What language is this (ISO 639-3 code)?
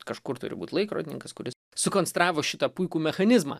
lit